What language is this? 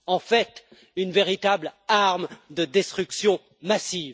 French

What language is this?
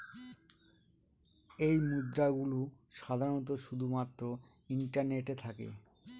Bangla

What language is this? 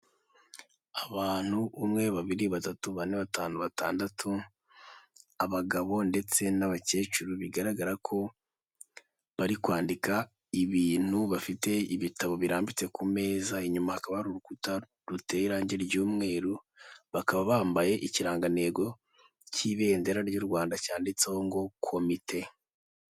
Kinyarwanda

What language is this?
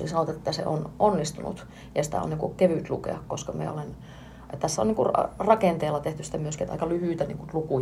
Finnish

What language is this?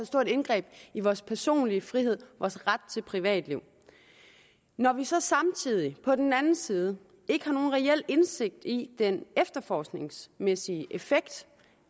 Danish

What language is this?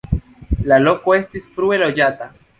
Esperanto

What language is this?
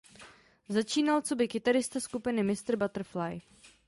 Czech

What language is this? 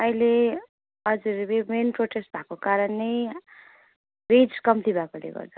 Nepali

